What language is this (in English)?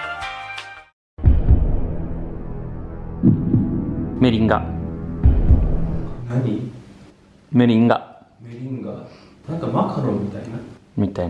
Italian